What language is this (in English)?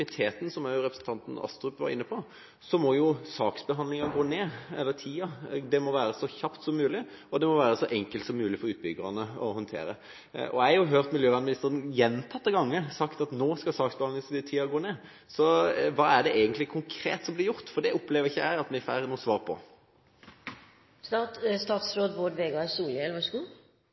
Norwegian